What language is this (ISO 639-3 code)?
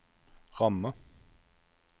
nor